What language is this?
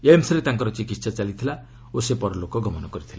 Odia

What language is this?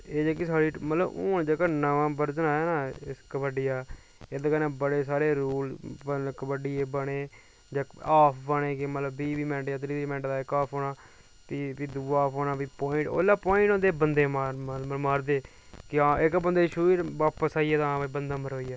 Dogri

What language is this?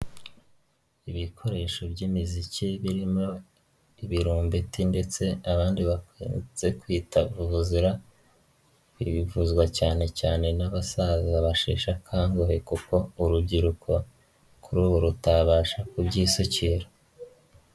Kinyarwanda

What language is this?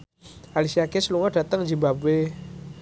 Javanese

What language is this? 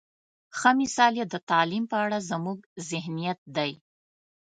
Pashto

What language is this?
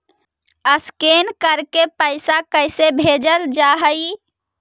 Magahi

